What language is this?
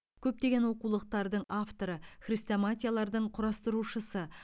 Kazakh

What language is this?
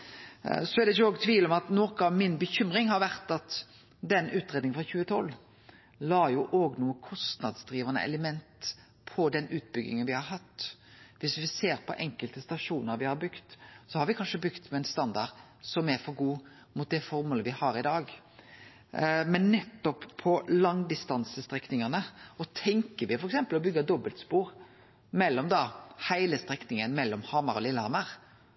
Norwegian Nynorsk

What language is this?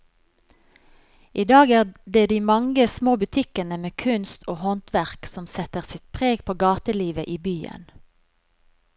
Norwegian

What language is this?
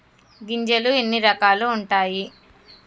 Telugu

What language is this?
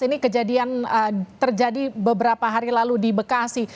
Indonesian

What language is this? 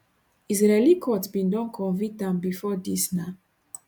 Nigerian Pidgin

